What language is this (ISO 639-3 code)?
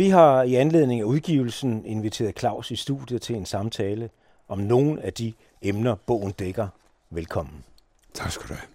dan